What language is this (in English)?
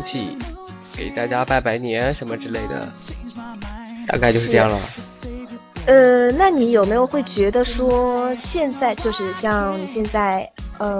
Chinese